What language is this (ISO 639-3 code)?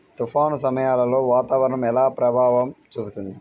tel